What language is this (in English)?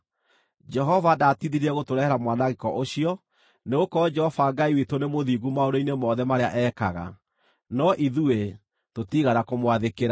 Kikuyu